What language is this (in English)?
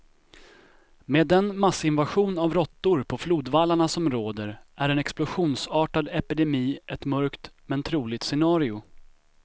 Swedish